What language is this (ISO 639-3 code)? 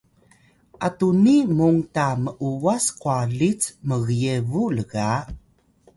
tay